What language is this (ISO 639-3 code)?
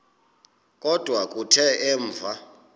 xho